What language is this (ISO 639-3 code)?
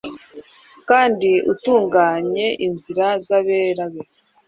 kin